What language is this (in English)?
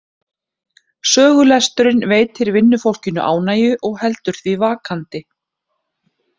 Icelandic